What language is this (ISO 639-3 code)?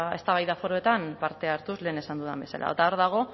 eus